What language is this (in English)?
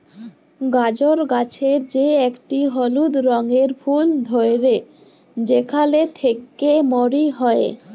Bangla